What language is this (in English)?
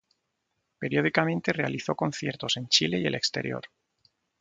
Spanish